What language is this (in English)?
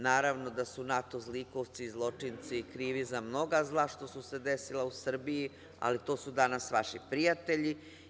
Serbian